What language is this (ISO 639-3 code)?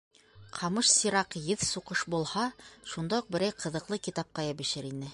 bak